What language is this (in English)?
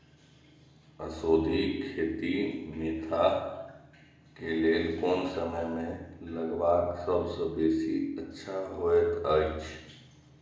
Maithili